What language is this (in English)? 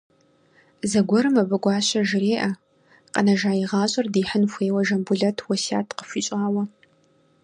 Kabardian